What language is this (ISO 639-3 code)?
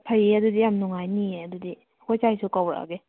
mni